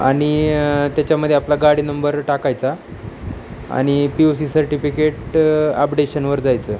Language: Marathi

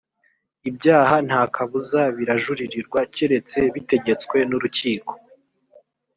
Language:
Kinyarwanda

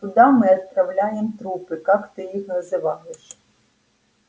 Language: Russian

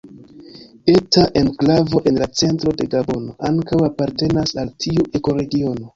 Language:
Esperanto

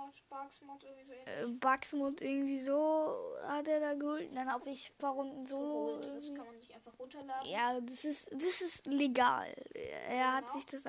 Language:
German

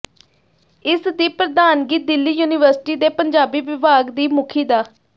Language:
Punjabi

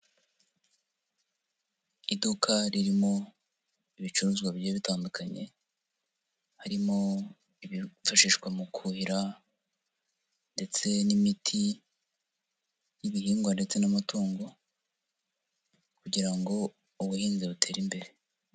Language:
Kinyarwanda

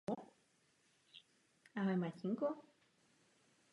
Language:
Czech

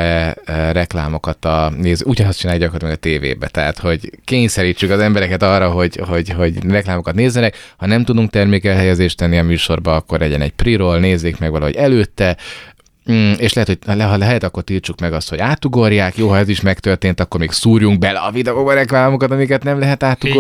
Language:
Hungarian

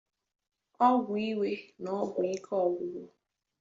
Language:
Igbo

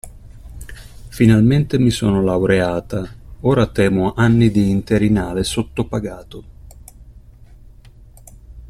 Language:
Italian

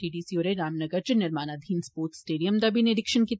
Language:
Dogri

